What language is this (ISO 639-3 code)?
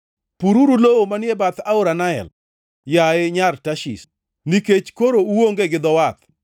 luo